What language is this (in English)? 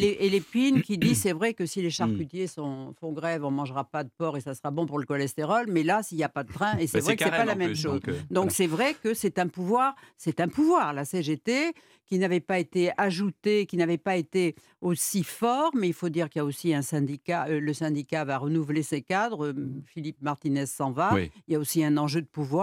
French